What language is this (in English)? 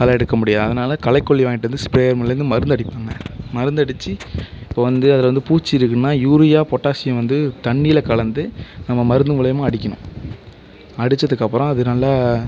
Tamil